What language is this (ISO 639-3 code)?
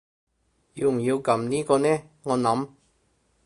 yue